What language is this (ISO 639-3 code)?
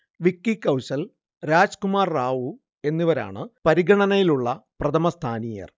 mal